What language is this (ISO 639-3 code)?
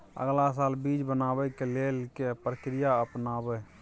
mai